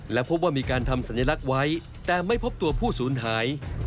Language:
Thai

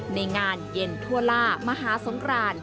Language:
Thai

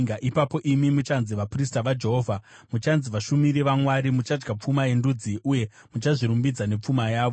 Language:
Shona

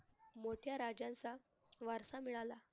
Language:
Marathi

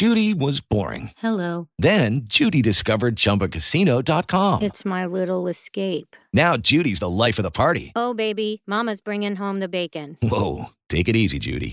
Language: Italian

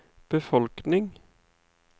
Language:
Norwegian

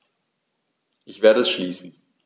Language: German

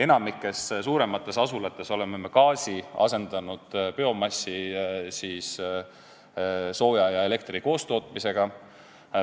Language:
Estonian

